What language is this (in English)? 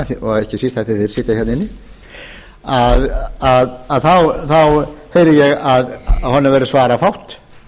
Icelandic